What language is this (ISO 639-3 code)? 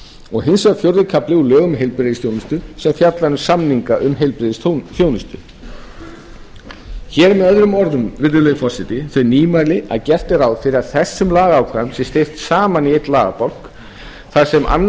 isl